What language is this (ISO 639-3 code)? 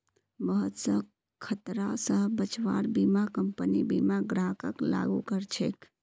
mag